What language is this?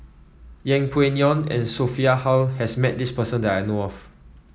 English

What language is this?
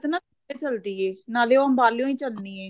Punjabi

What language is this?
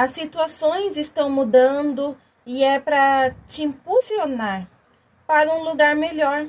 Portuguese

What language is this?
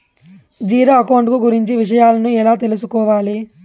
Telugu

